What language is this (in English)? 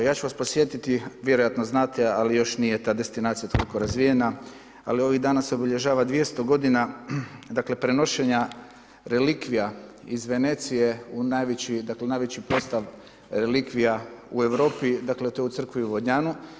Croatian